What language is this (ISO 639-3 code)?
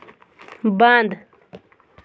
kas